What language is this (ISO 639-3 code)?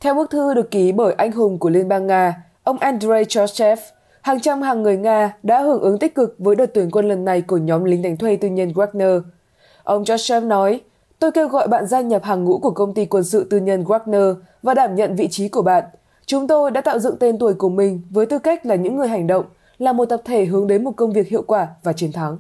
vie